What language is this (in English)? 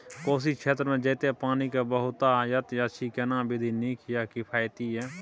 Maithili